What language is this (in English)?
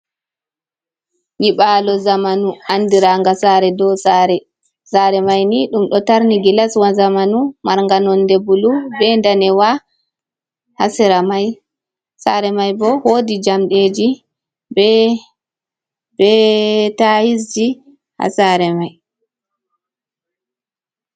Fula